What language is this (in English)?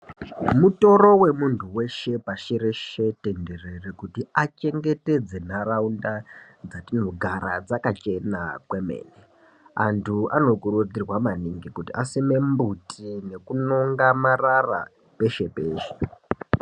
Ndau